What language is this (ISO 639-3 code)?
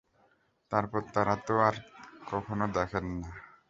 ben